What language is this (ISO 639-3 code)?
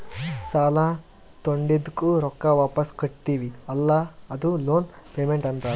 kan